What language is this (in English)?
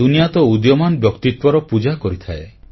Odia